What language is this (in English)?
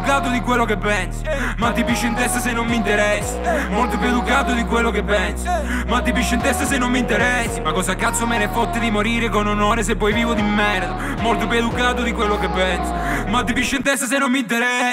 Italian